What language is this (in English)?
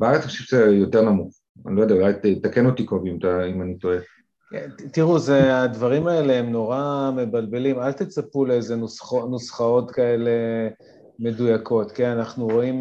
Hebrew